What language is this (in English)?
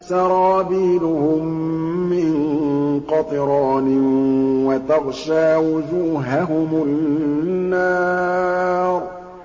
Arabic